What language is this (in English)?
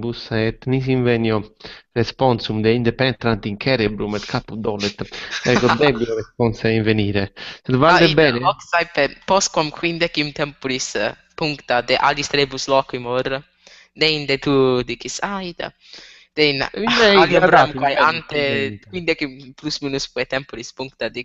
Italian